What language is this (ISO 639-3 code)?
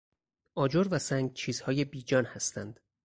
fas